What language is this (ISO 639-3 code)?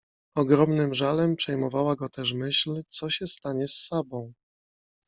pol